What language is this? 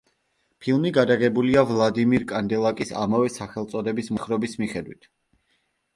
Georgian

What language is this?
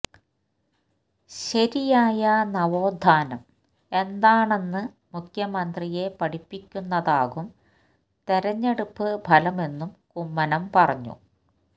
Malayalam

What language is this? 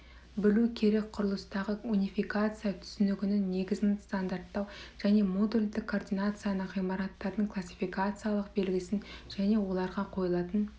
Kazakh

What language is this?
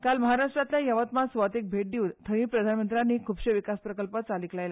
Konkani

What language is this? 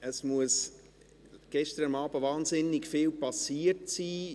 Swiss German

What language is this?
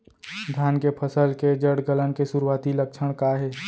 Chhattisgarhi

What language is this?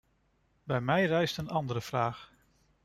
Dutch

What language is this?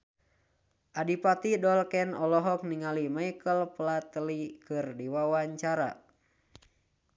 Sundanese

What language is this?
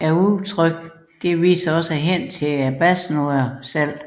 Danish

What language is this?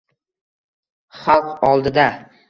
Uzbek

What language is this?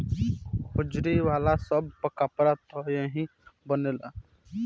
Bhojpuri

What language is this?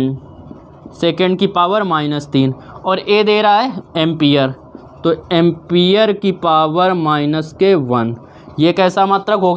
Hindi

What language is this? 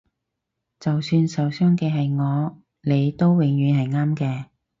Cantonese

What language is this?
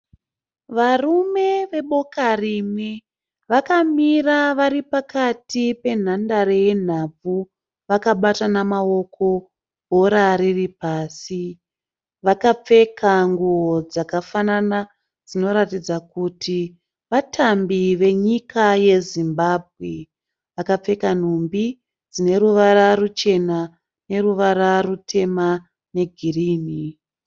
Shona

